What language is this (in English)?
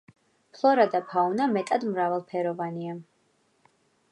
Georgian